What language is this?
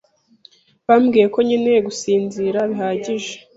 Kinyarwanda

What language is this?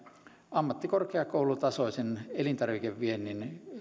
Finnish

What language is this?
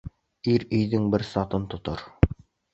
Bashkir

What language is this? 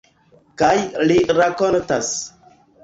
Esperanto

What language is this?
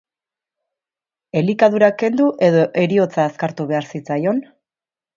Basque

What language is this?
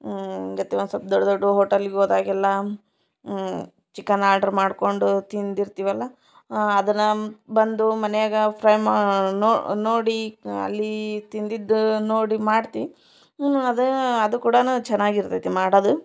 Kannada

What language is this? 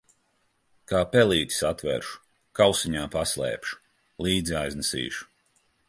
Latvian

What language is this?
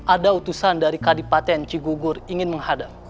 Indonesian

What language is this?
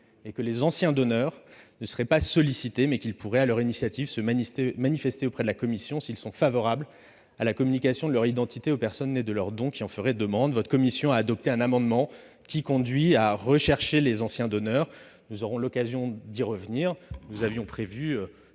French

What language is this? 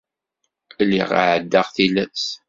Kabyle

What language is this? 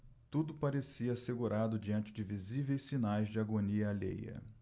Portuguese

